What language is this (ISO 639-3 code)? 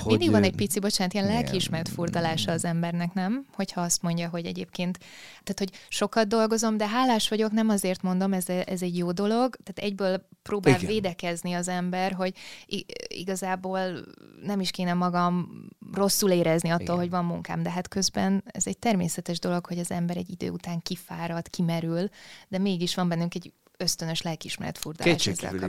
hun